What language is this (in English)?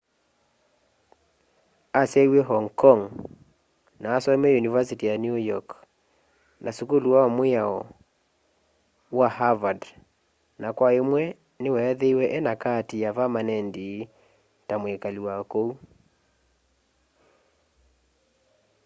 Kamba